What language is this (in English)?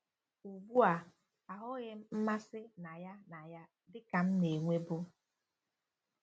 Igbo